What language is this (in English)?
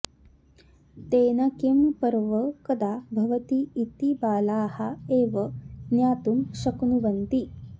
Sanskrit